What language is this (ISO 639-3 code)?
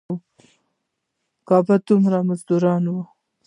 pus